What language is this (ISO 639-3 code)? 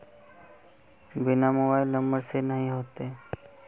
mag